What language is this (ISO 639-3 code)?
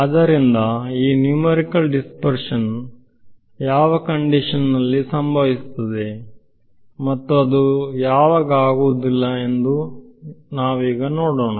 kan